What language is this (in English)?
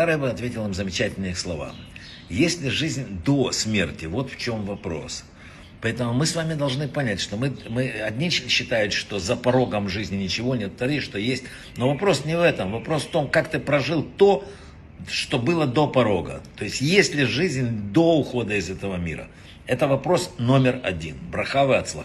Russian